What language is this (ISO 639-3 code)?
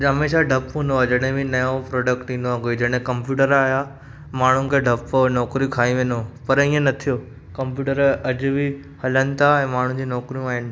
snd